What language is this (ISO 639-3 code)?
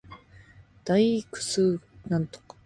jpn